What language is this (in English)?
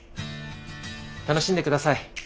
Japanese